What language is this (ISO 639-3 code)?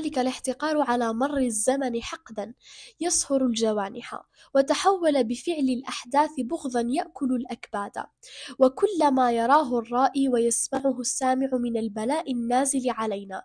ara